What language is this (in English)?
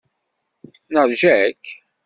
Kabyle